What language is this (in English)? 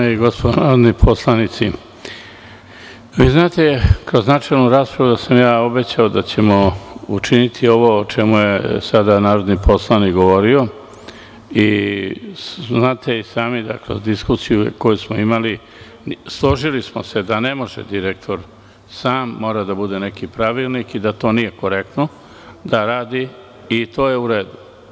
Serbian